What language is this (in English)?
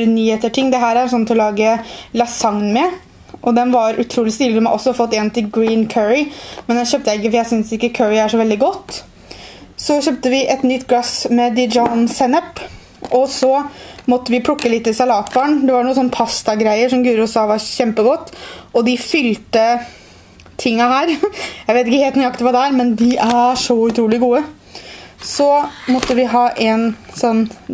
Norwegian